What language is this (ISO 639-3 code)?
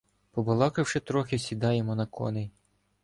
ukr